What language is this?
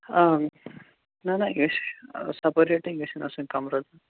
Kashmiri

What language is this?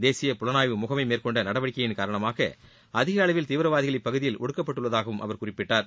Tamil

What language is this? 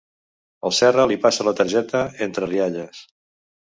Catalan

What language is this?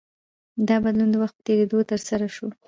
Pashto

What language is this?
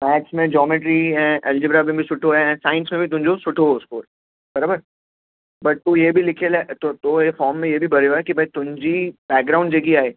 Sindhi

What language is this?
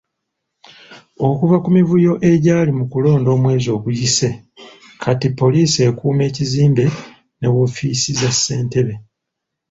Ganda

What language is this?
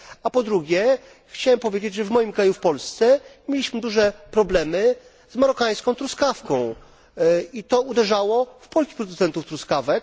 Polish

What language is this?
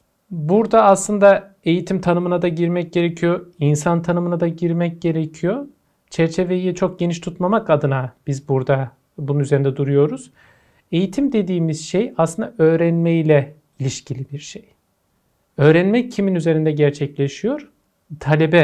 Turkish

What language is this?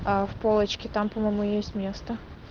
Russian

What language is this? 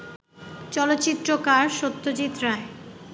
Bangla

